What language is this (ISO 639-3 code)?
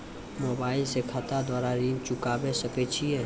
mai